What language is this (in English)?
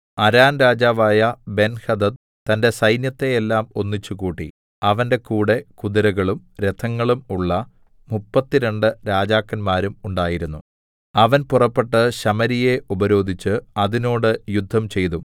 Malayalam